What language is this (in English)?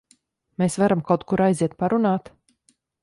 Latvian